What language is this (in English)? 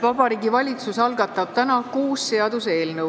Estonian